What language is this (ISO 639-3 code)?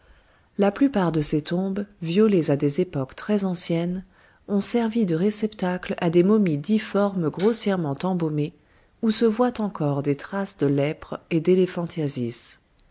fra